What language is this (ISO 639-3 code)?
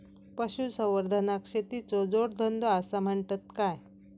mar